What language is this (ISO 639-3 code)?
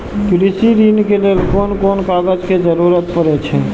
mai